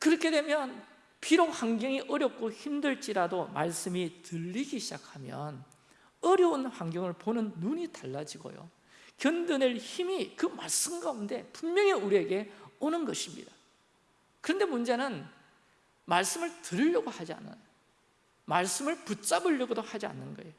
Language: Korean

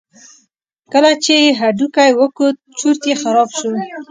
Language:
Pashto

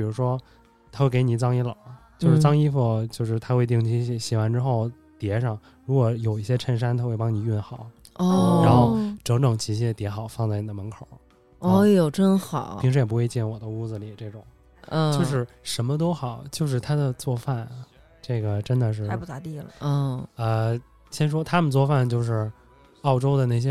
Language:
Chinese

